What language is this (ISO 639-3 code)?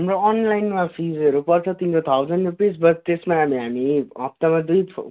nep